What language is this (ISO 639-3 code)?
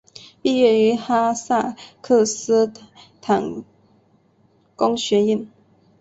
zho